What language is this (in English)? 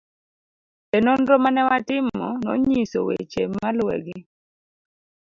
Luo (Kenya and Tanzania)